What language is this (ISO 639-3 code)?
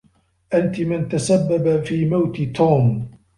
ara